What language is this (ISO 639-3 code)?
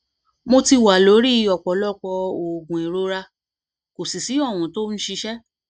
yor